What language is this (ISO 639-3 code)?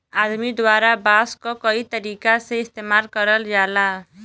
bho